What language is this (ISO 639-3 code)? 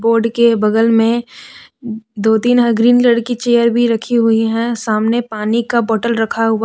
hin